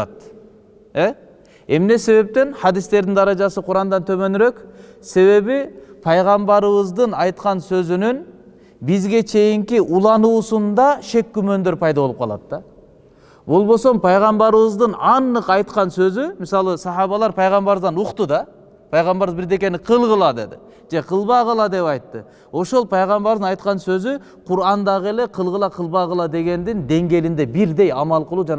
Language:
Turkish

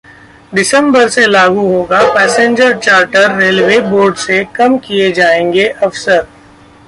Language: Hindi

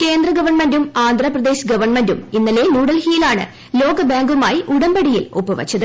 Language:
Malayalam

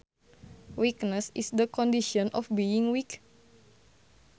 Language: Sundanese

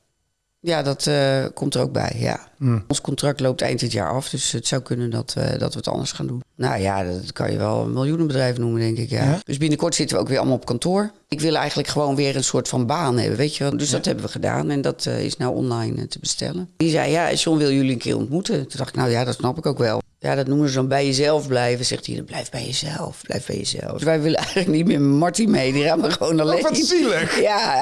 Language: Dutch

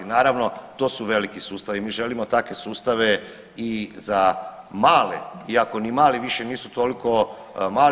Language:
Croatian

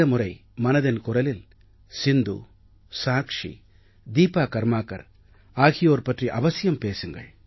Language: Tamil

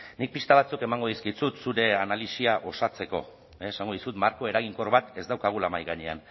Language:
Basque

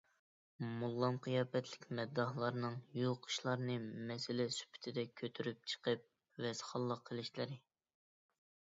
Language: Uyghur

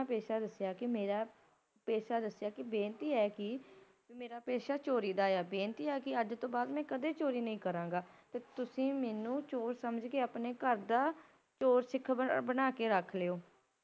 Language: Punjabi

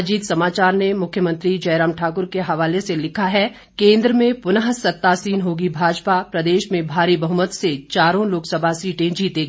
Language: Hindi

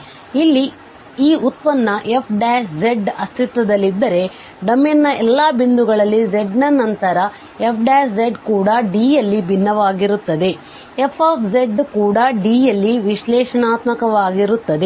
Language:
Kannada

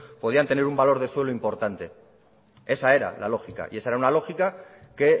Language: Spanish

